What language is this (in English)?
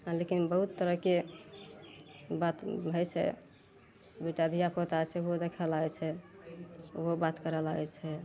Maithili